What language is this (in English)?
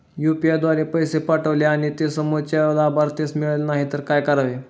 Marathi